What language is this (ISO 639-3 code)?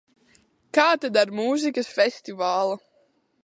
lav